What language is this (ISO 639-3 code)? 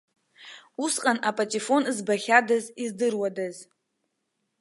abk